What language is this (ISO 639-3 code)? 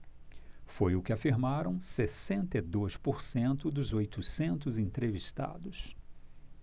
por